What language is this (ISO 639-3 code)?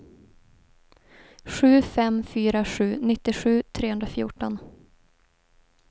swe